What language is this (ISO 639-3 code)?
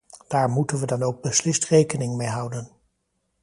nld